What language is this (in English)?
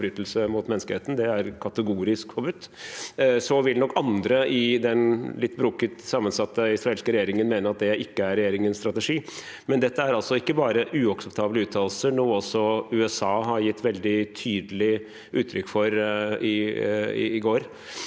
Norwegian